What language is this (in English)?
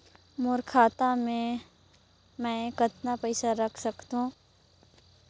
Chhattisgarhi